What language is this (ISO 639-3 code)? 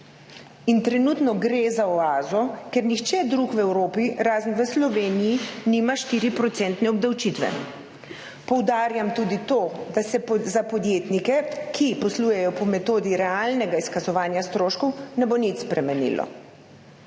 slv